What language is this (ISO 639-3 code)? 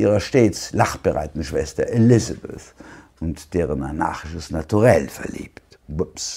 deu